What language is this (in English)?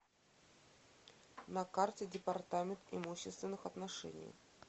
Russian